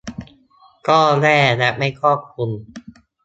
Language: Thai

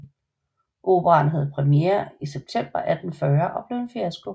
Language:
Danish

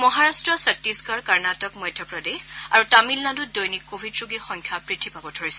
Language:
Assamese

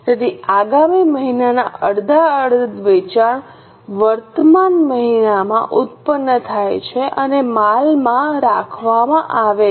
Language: Gujarati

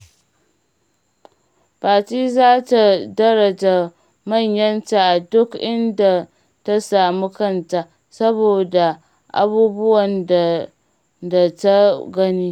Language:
Hausa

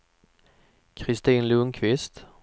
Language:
Swedish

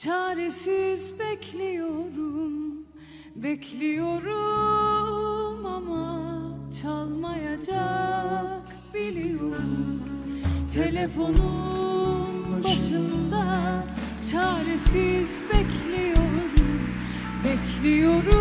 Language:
Turkish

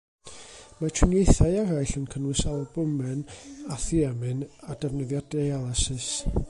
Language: Welsh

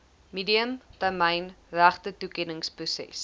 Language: Afrikaans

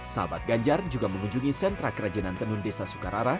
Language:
Indonesian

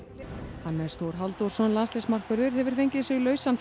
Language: Icelandic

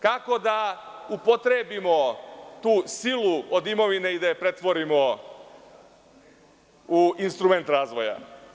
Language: Serbian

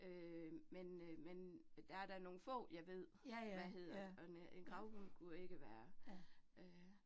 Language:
Danish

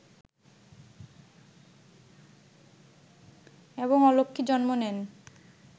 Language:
Bangla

